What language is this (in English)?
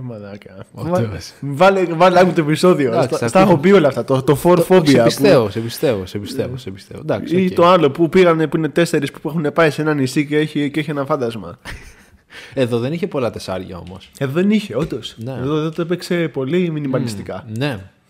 Greek